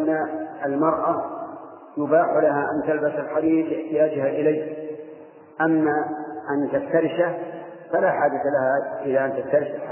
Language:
Arabic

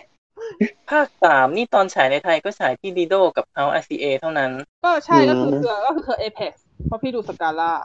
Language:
Thai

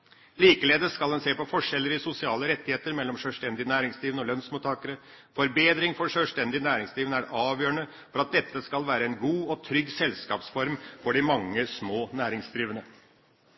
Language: Norwegian Bokmål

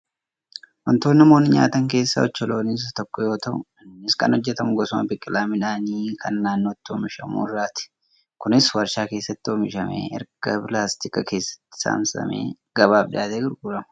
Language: Oromo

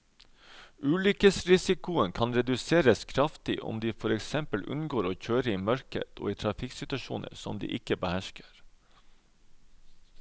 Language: Norwegian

